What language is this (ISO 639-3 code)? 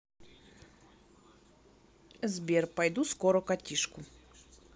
rus